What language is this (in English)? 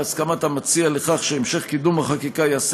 Hebrew